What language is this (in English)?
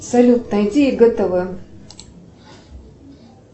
Russian